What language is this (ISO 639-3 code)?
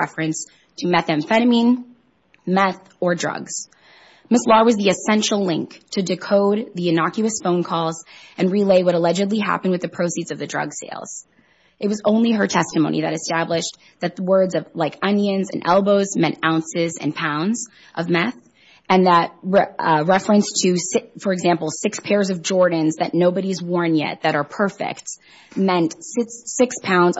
eng